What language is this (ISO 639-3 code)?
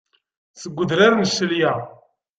kab